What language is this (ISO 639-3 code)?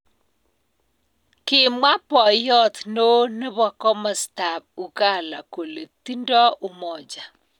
kln